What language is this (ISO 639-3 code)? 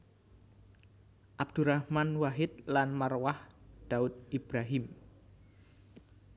jav